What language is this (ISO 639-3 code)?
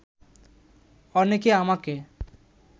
ben